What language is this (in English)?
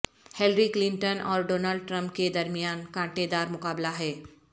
Urdu